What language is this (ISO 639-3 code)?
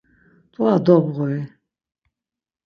lzz